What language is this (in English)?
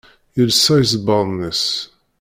Kabyle